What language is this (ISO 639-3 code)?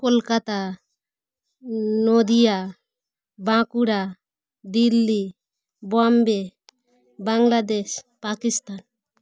ben